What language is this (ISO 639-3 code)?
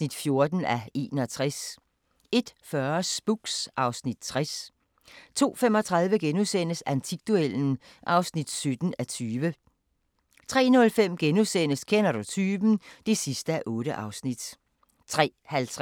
dan